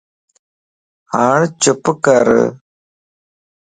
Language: Lasi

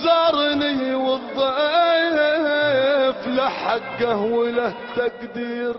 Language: Arabic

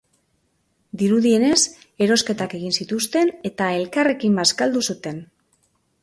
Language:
Basque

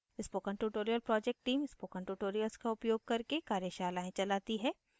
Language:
Hindi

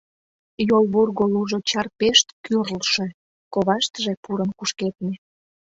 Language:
Mari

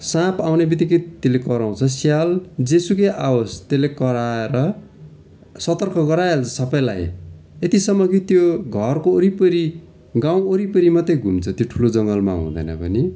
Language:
Nepali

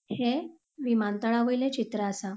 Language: Konkani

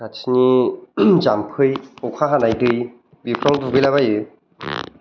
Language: Bodo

